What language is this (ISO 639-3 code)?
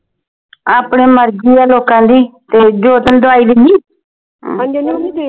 pan